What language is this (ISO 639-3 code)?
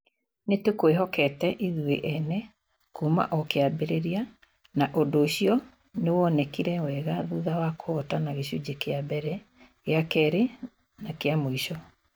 kik